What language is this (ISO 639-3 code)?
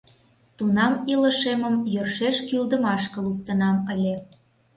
chm